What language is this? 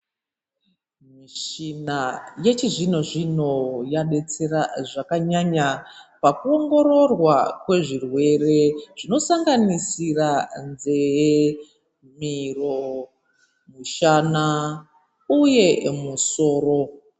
Ndau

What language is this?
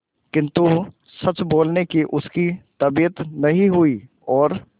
Hindi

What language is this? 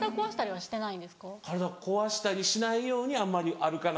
Japanese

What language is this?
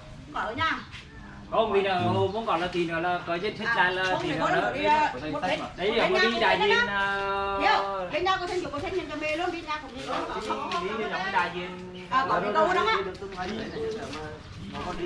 Vietnamese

